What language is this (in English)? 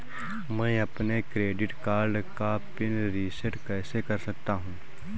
Hindi